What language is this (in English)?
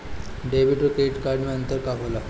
Bhojpuri